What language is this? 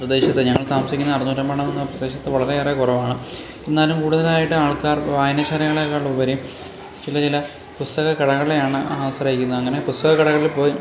Malayalam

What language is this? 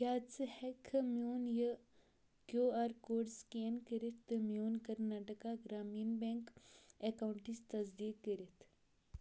Kashmiri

